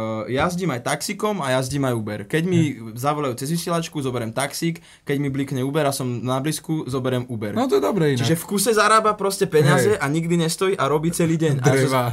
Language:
Slovak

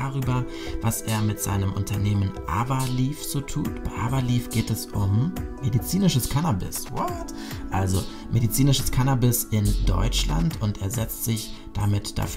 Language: German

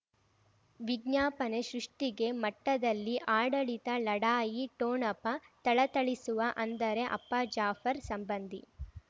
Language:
Kannada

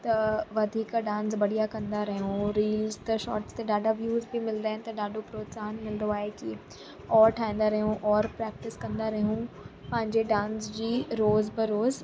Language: Sindhi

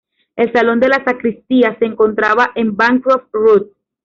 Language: Spanish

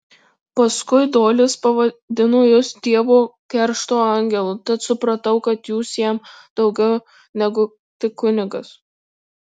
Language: Lithuanian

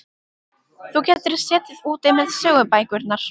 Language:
Icelandic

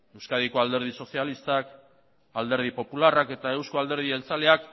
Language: Basque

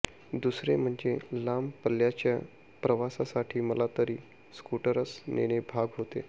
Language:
Marathi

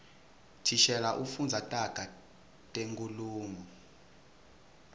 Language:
Swati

